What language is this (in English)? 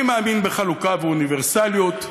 Hebrew